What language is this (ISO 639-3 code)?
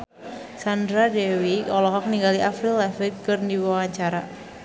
sun